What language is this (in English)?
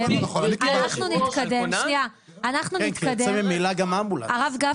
Hebrew